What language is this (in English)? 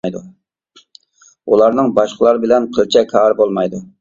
Uyghur